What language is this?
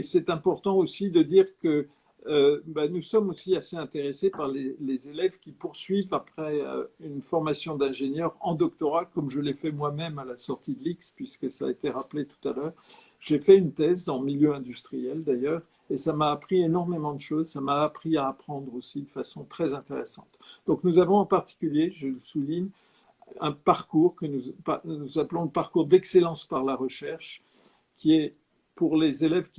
French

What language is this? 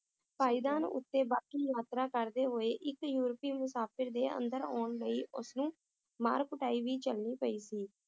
Punjabi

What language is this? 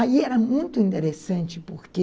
Portuguese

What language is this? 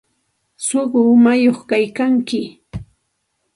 Santa Ana de Tusi Pasco Quechua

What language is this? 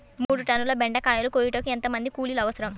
Telugu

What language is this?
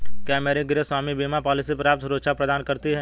Hindi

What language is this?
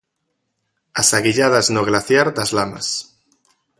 Galician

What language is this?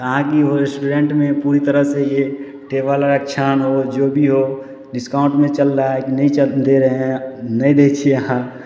Maithili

